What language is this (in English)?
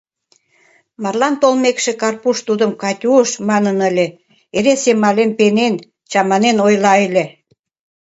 Mari